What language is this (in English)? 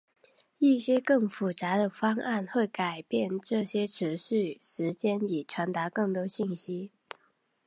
Chinese